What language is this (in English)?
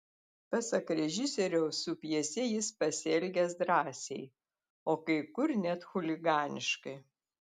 Lithuanian